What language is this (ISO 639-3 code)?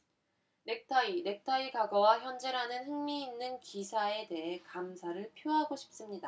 kor